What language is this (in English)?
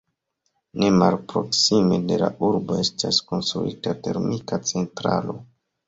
Esperanto